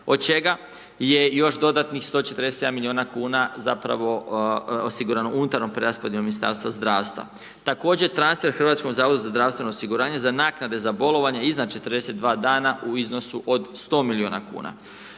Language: Croatian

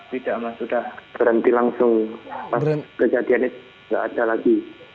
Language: Indonesian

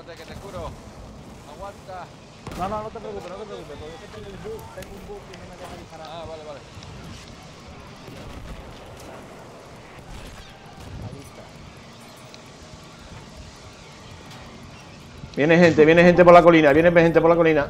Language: Spanish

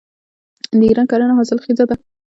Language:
Pashto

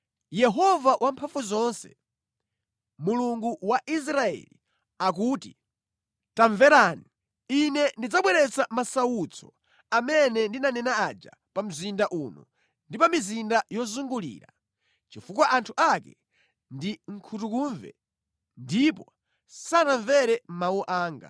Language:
Nyanja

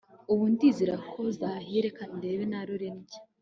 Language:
Kinyarwanda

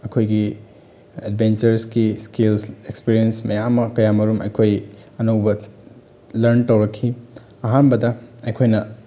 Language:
Manipuri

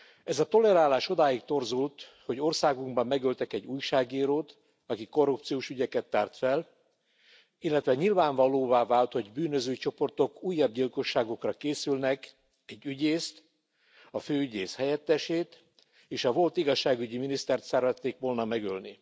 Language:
Hungarian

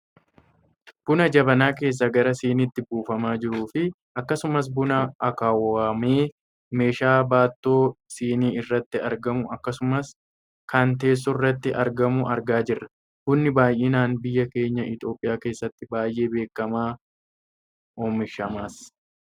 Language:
Oromo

